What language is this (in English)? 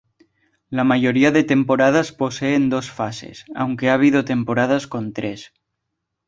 Spanish